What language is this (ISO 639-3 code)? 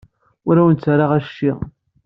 kab